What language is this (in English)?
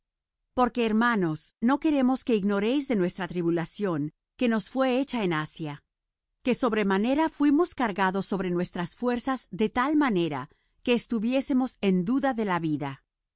Spanish